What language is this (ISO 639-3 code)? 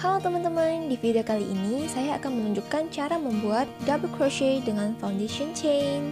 ind